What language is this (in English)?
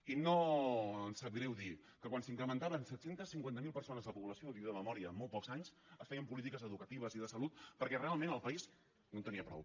Catalan